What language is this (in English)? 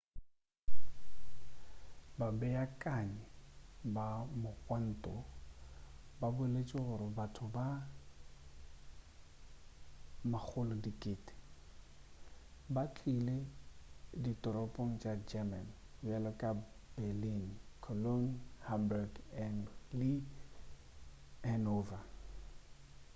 Northern Sotho